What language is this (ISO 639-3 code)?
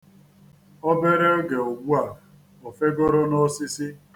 ibo